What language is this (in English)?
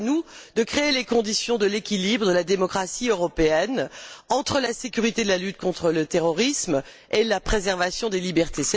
French